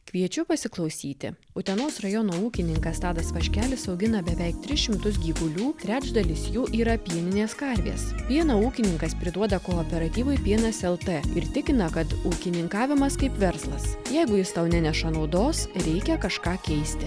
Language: Lithuanian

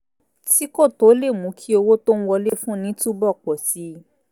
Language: Yoruba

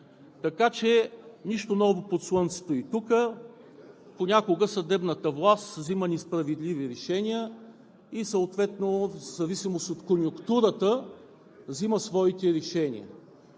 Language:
Bulgarian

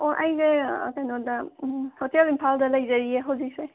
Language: Manipuri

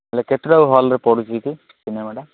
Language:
Odia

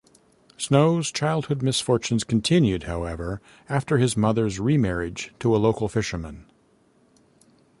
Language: English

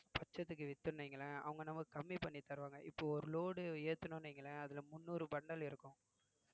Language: Tamil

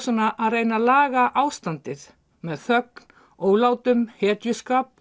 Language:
Icelandic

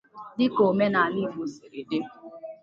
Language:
Igbo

